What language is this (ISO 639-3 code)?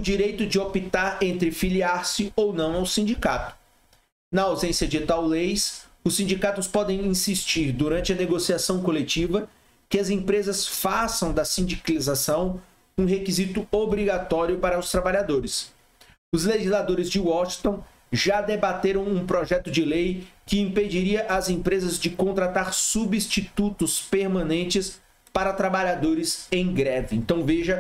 por